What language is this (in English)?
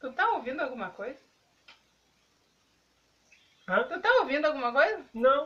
Portuguese